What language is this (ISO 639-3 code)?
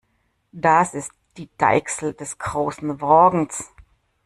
deu